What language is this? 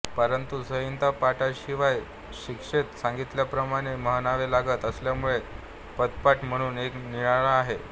Marathi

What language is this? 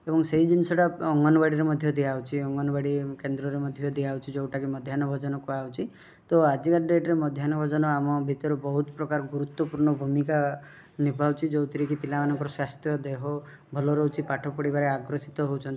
Odia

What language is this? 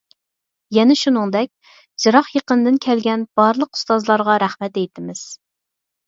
Uyghur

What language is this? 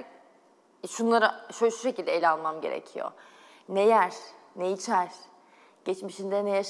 Turkish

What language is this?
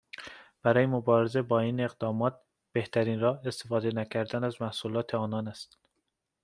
Persian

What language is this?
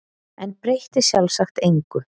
Icelandic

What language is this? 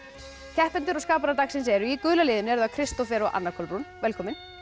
Icelandic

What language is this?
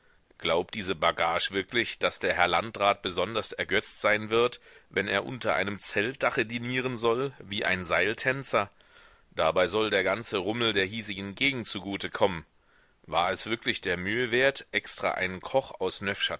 German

